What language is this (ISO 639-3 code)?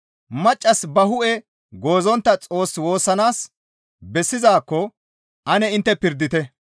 gmv